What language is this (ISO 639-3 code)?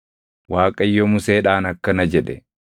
orm